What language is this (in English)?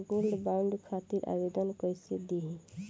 Bhojpuri